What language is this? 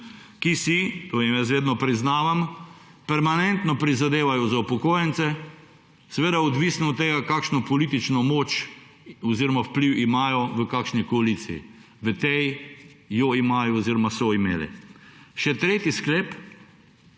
Slovenian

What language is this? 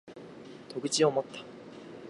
Japanese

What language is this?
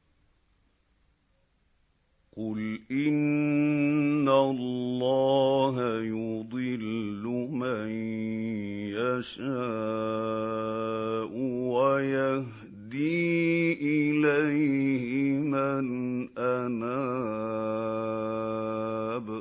Arabic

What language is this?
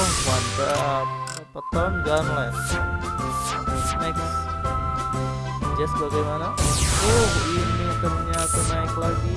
Indonesian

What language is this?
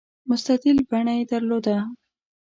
Pashto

